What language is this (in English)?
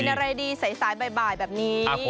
Thai